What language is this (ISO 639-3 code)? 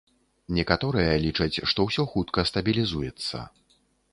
bel